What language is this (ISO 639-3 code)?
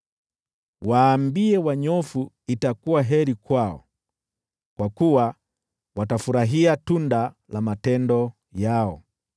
swa